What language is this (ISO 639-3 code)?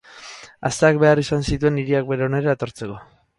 eus